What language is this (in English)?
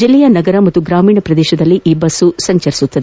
Kannada